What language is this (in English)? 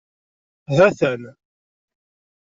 Kabyle